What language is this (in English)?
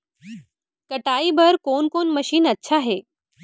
Chhattisgarhi